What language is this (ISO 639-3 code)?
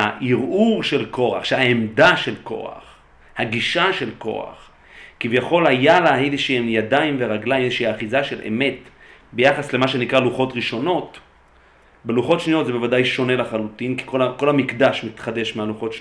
heb